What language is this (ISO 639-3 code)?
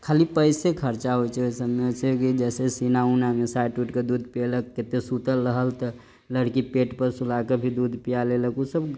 mai